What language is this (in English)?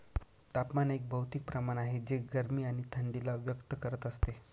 Marathi